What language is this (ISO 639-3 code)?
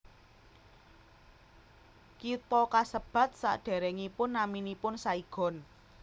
jav